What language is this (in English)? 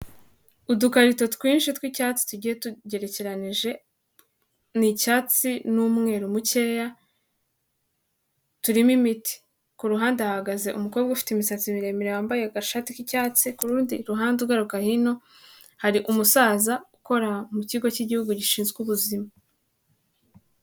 Kinyarwanda